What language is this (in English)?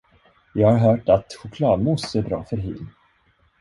Swedish